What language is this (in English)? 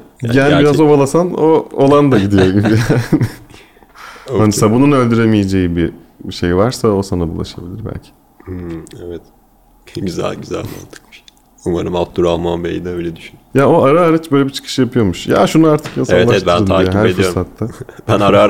Turkish